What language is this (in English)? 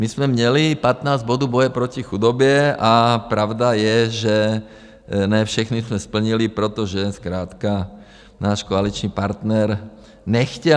Czech